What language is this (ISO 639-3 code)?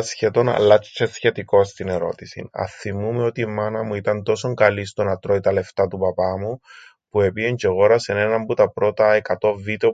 ell